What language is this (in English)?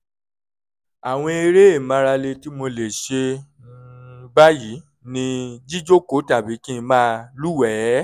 Yoruba